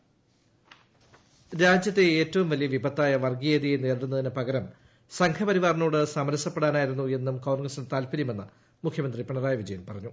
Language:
Malayalam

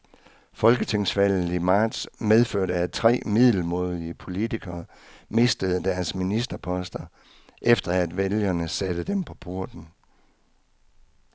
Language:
Danish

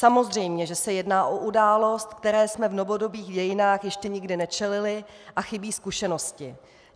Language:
Czech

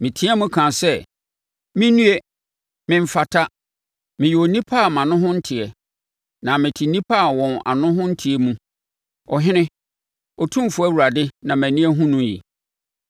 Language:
Akan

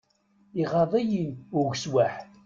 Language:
Kabyle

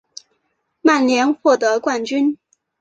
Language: Chinese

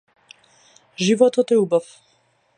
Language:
Macedonian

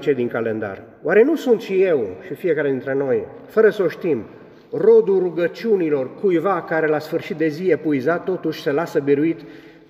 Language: Romanian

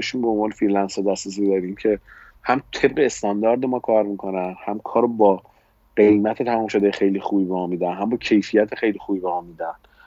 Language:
Persian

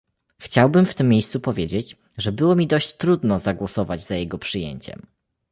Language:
Polish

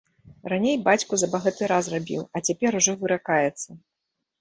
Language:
Belarusian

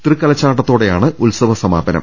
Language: Malayalam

